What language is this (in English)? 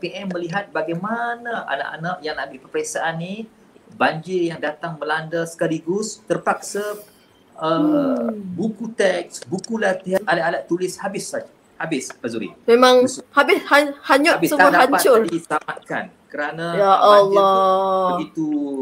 Malay